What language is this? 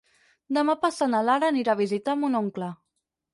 Catalan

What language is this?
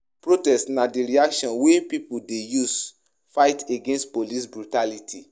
Nigerian Pidgin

